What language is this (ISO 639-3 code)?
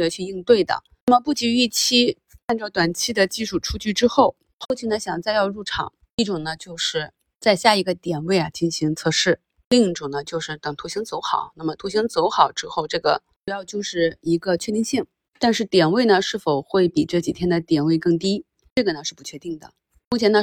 zho